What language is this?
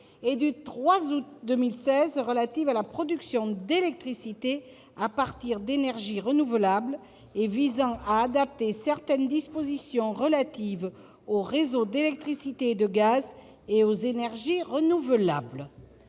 French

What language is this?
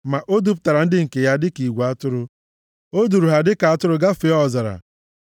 Igbo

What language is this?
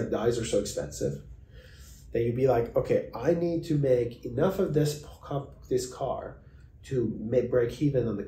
English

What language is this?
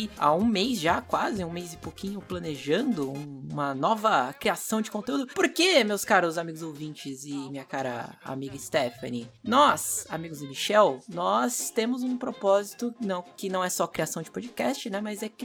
Portuguese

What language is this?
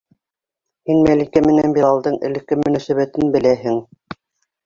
Bashkir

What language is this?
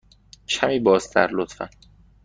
Persian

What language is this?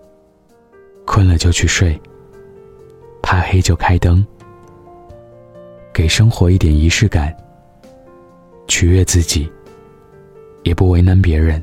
Chinese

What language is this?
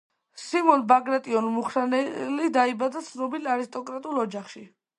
Georgian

